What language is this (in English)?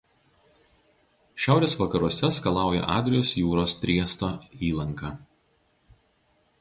Lithuanian